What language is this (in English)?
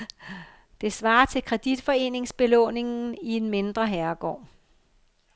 Danish